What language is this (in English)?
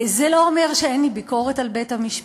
Hebrew